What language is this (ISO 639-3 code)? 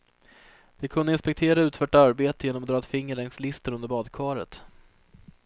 swe